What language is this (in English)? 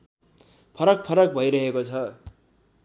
Nepali